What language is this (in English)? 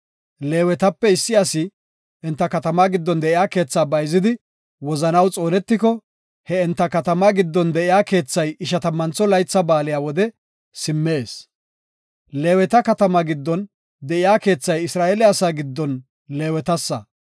Gofa